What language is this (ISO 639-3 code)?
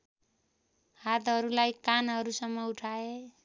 nep